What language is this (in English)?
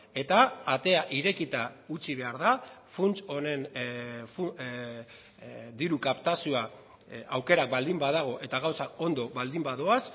Basque